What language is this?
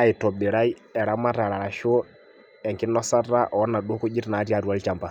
Masai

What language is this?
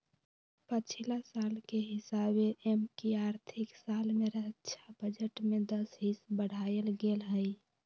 Magahi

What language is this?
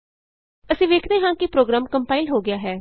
Punjabi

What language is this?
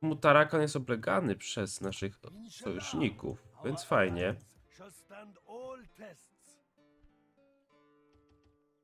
Polish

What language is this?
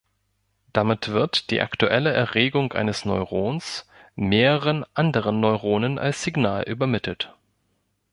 German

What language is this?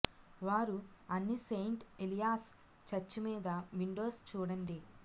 Telugu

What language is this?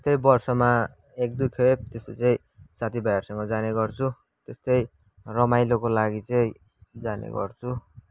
Nepali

